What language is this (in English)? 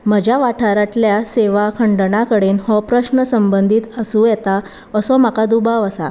Konkani